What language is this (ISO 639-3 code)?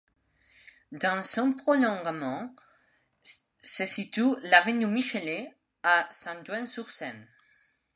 fra